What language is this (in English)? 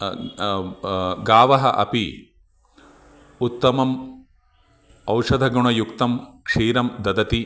Sanskrit